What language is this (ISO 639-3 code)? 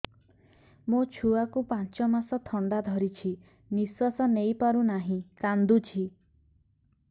ori